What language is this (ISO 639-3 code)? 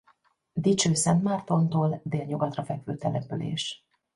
hun